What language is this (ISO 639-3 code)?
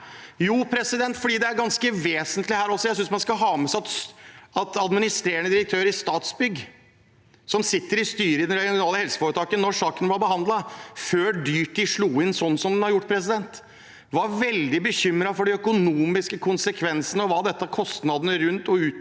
nor